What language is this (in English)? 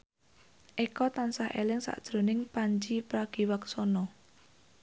Javanese